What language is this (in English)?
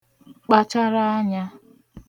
Igbo